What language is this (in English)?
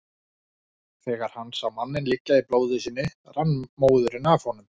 Icelandic